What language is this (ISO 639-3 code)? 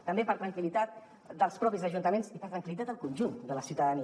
cat